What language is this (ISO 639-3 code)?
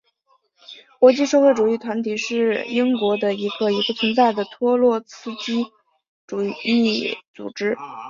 zho